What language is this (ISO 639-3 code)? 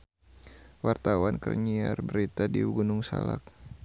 sun